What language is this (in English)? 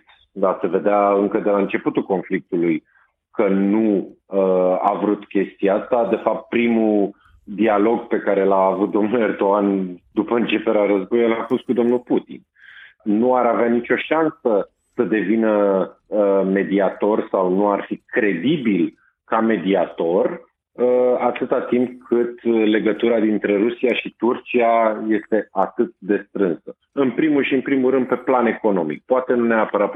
Romanian